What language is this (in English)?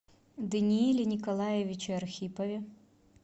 Russian